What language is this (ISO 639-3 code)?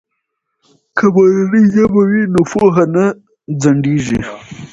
pus